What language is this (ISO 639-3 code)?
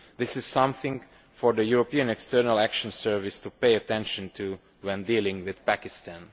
eng